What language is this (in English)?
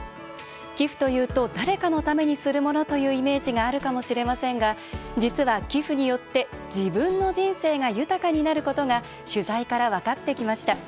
Japanese